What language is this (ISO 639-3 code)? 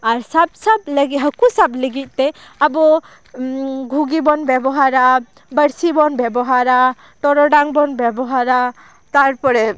sat